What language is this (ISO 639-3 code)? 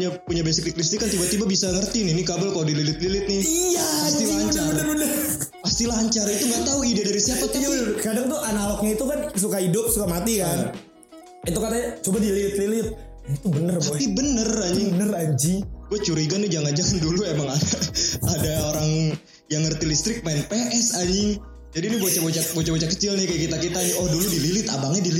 ind